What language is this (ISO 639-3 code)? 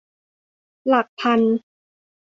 tha